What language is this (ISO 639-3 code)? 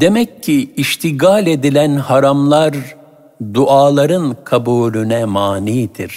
tur